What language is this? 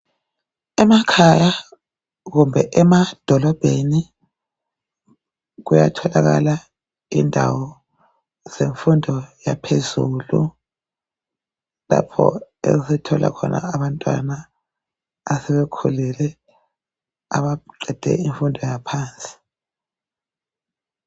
North Ndebele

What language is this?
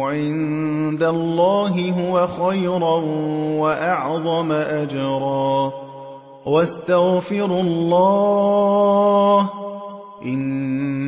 Arabic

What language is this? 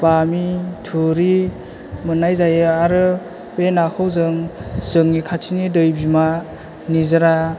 Bodo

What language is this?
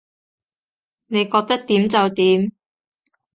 Cantonese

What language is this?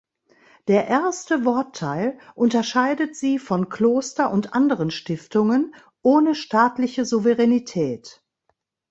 German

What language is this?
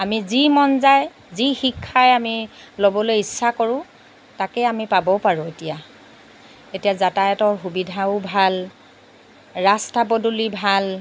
Assamese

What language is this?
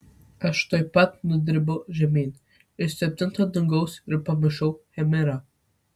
Lithuanian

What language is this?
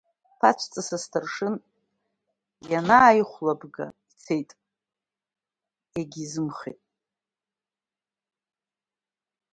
Abkhazian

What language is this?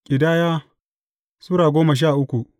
Hausa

